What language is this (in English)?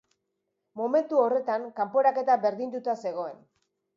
Basque